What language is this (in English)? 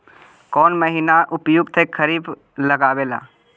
Magahi